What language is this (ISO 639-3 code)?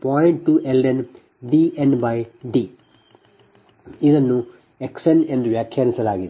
kan